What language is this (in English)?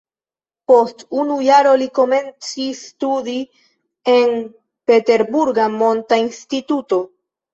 Esperanto